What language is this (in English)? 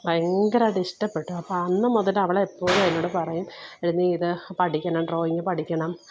Malayalam